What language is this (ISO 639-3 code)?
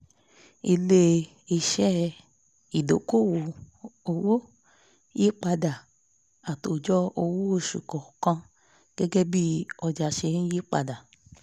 yor